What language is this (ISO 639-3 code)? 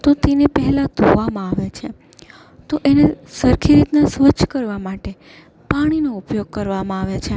guj